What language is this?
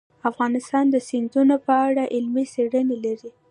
Pashto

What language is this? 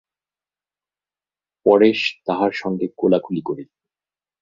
Bangla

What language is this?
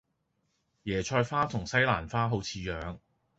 Cantonese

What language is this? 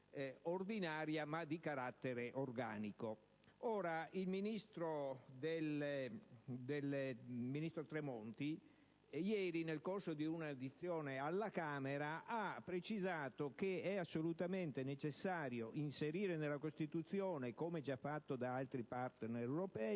Italian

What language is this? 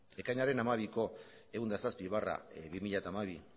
Basque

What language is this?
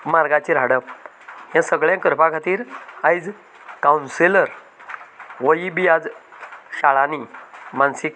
Konkani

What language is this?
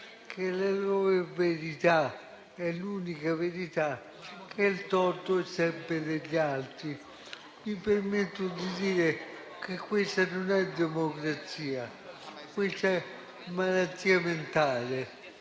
Italian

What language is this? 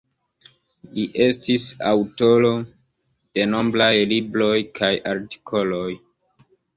Esperanto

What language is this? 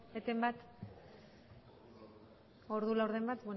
Basque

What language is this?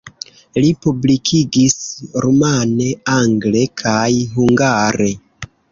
Esperanto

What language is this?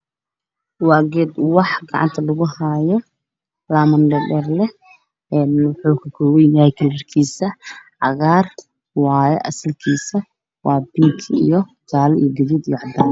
Somali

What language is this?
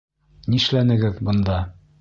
Bashkir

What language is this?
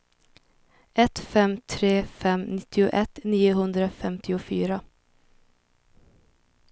Swedish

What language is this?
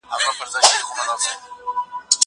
Pashto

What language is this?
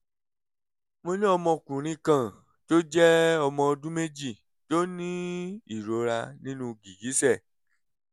Yoruba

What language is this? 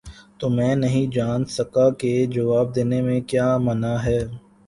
Urdu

